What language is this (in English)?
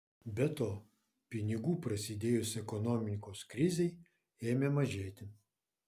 Lithuanian